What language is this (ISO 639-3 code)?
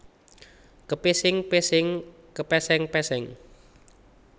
jav